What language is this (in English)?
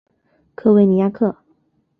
Chinese